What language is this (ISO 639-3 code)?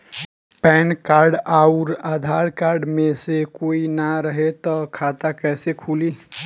bho